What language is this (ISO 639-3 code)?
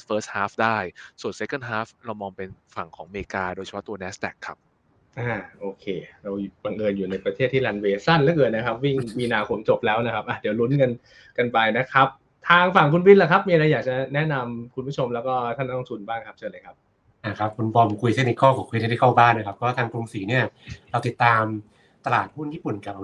tha